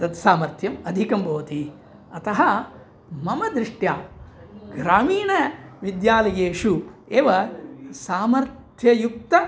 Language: Sanskrit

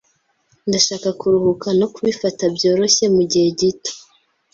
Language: Kinyarwanda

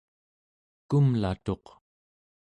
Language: Central Yupik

